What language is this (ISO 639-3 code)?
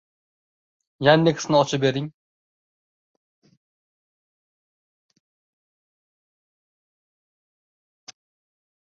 uzb